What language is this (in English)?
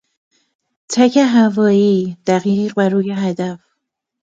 Persian